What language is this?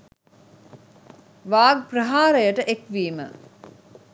Sinhala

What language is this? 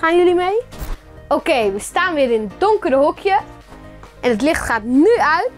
Dutch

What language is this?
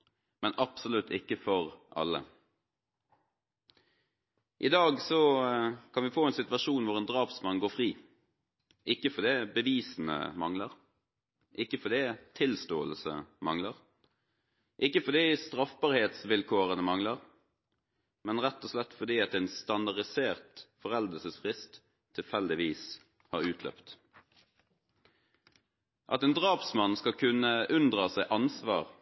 Norwegian Bokmål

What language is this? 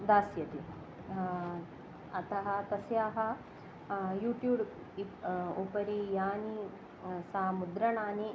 Sanskrit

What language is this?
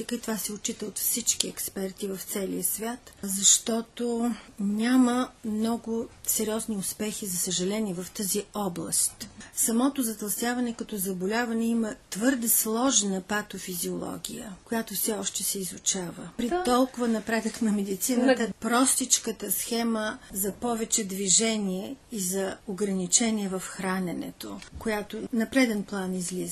Bulgarian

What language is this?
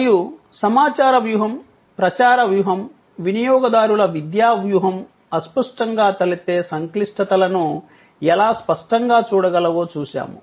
Telugu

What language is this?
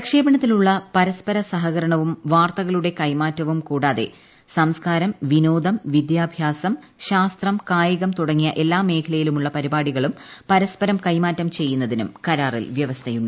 Malayalam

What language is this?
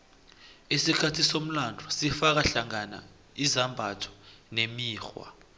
South Ndebele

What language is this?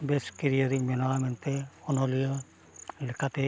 Santali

